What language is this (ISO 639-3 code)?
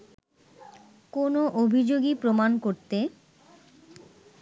ben